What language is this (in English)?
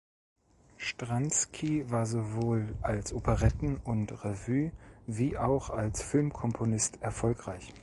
German